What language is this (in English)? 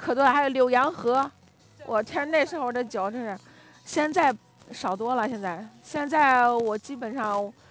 Chinese